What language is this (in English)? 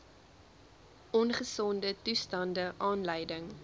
Afrikaans